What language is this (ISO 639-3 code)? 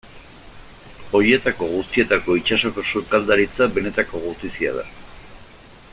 eus